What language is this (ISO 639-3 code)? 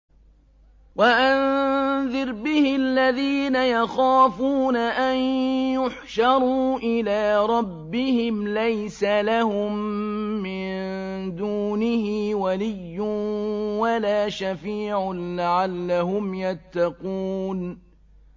ara